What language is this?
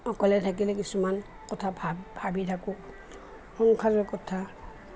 Assamese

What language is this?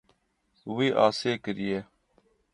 Kurdish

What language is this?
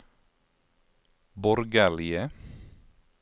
Norwegian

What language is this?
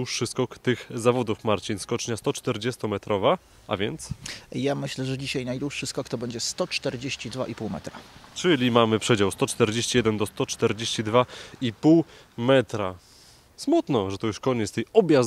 Polish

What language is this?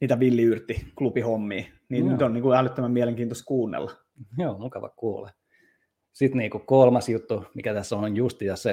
Finnish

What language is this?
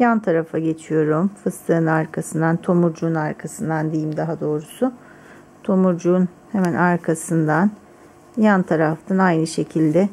Turkish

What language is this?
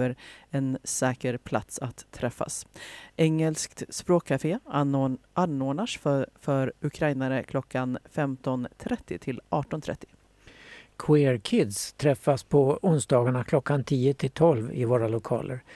Swedish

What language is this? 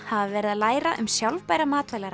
Icelandic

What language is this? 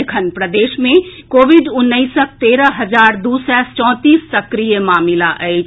Maithili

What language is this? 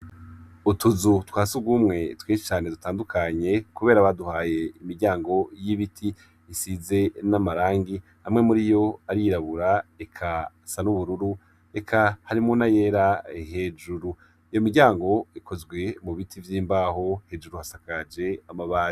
Rundi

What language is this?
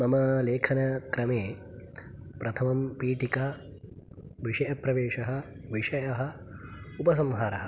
Sanskrit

